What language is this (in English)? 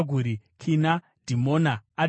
Shona